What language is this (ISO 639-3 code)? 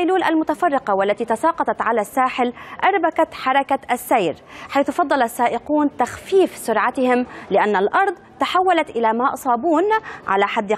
ara